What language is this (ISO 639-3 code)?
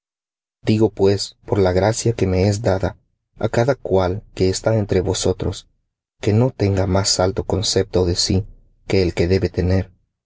spa